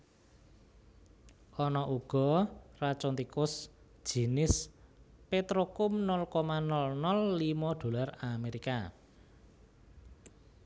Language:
Javanese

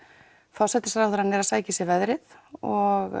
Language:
Icelandic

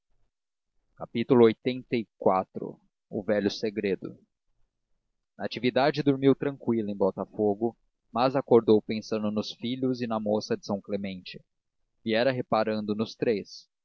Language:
Portuguese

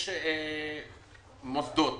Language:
Hebrew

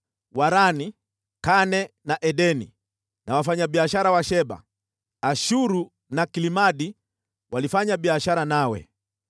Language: Swahili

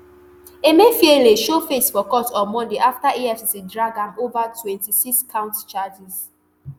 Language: Nigerian Pidgin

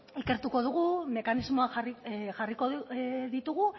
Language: Basque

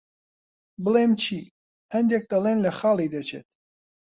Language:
Central Kurdish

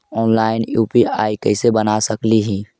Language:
Magahi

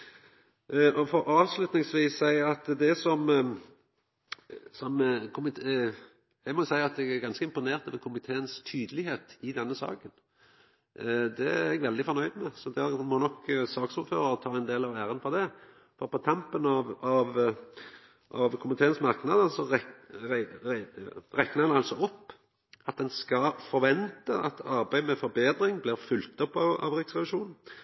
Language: Norwegian Nynorsk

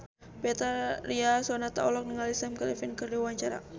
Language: Sundanese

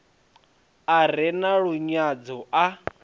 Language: Venda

